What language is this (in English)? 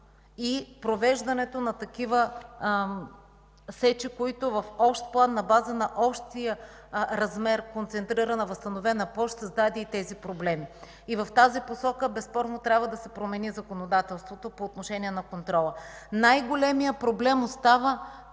Bulgarian